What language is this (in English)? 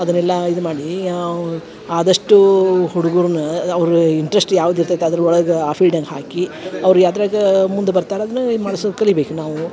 Kannada